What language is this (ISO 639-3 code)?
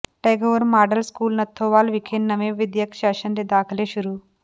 pan